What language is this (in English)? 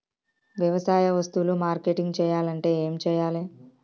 Telugu